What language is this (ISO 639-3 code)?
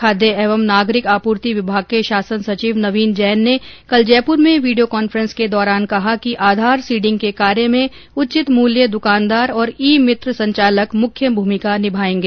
hin